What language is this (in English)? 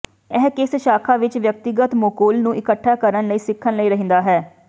Punjabi